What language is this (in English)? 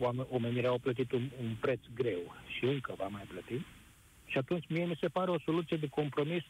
Romanian